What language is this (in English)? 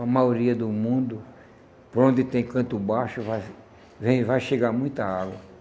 Portuguese